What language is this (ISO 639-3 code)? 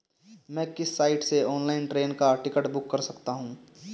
hin